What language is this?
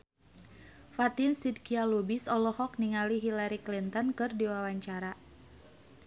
Sundanese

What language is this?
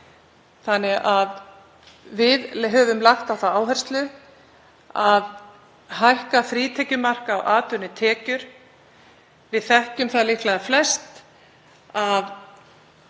Icelandic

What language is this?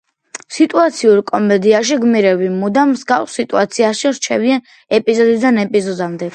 Georgian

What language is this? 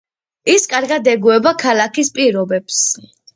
Georgian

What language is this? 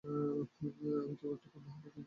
Bangla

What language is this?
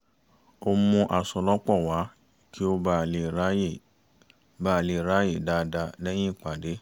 Yoruba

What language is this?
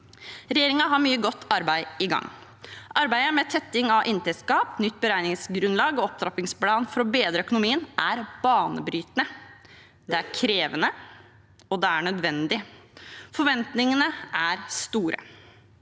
Norwegian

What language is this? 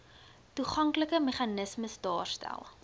Afrikaans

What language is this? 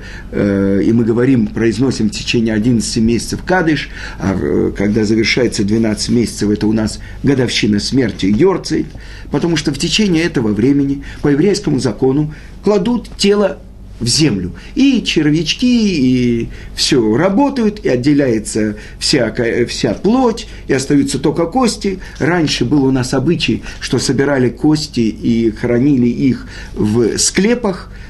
Russian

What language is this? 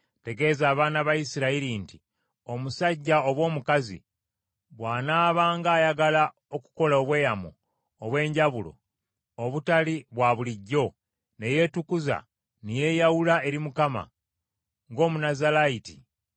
Ganda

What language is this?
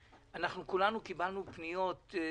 Hebrew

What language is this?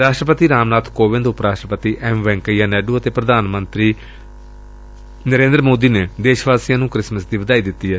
Punjabi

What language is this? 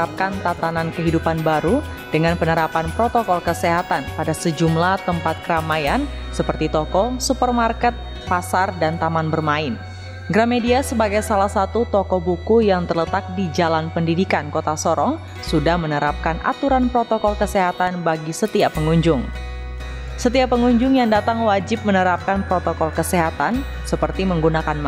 Indonesian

